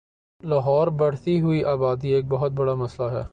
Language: Urdu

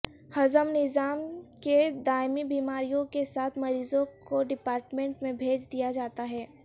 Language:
Urdu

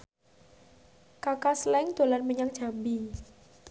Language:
Javanese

